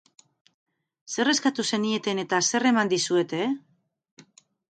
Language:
Basque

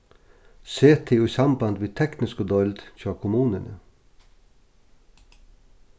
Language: Faroese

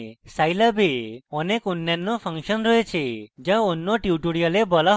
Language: Bangla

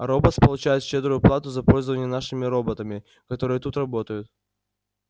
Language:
Russian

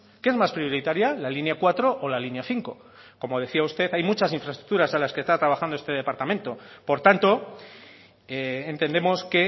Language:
Spanish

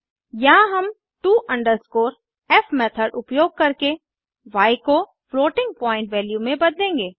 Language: Hindi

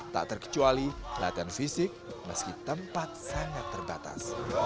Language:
Indonesian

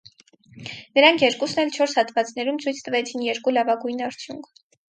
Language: Armenian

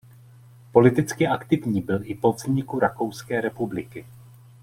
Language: Czech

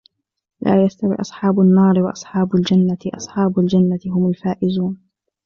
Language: Arabic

